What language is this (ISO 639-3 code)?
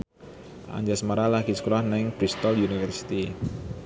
jav